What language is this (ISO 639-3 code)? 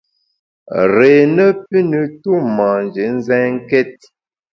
bax